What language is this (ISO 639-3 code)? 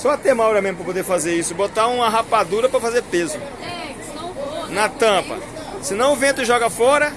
por